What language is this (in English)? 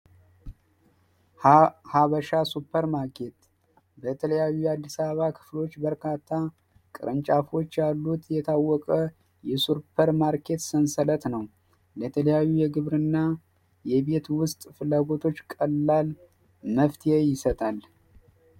Amharic